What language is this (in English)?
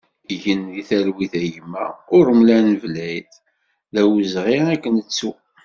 Kabyle